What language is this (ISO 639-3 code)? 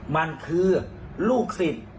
tha